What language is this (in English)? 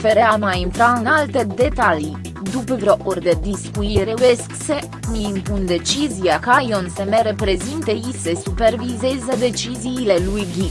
Romanian